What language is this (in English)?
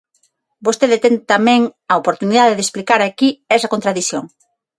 Galician